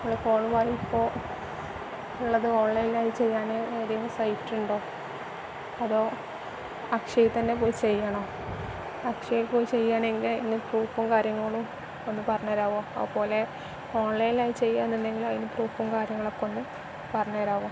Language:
Malayalam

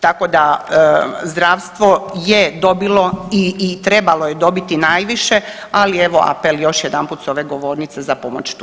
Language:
Croatian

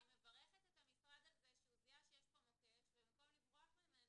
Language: Hebrew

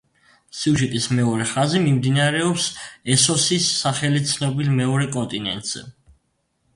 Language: Georgian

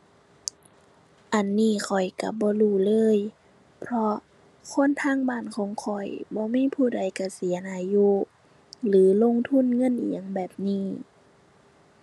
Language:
Thai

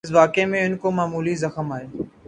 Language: Urdu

